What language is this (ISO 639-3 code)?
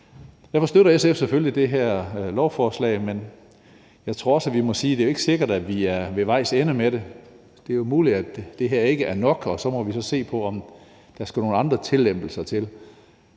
dan